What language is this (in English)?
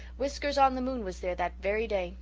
English